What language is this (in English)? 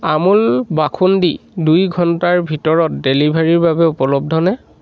Assamese